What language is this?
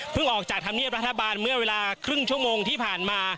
Thai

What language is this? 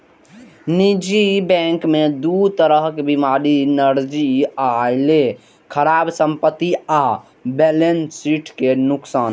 Maithili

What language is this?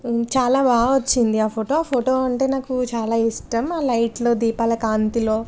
Telugu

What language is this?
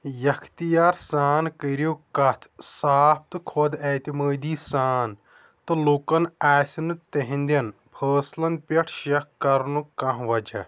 Kashmiri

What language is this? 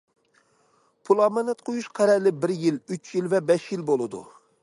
Uyghur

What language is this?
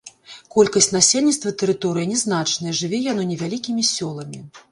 Belarusian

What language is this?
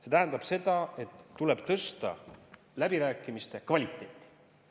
Estonian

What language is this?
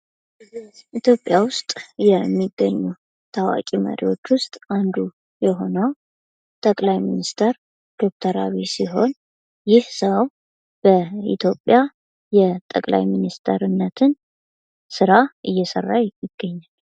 Amharic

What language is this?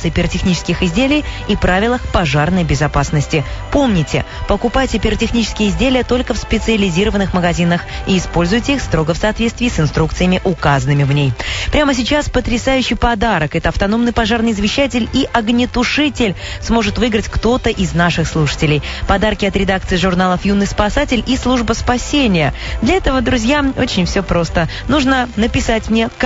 Russian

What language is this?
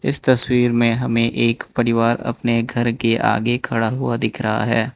Hindi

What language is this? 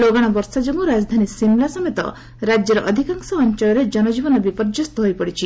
Odia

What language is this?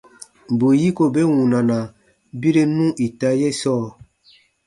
Baatonum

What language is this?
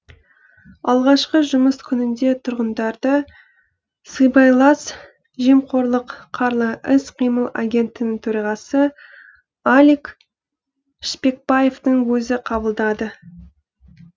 Kazakh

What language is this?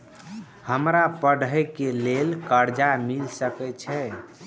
Maithili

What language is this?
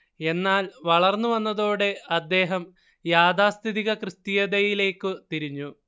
Malayalam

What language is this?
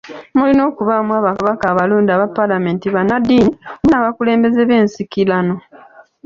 Ganda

